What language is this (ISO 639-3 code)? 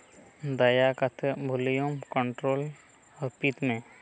sat